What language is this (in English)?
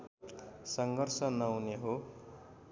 Nepali